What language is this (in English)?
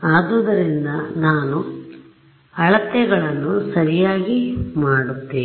Kannada